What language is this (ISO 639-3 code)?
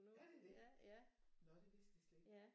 dan